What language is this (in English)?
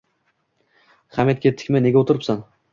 Uzbek